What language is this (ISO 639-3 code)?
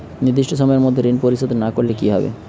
ben